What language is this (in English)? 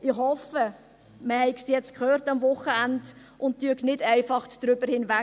Swiss German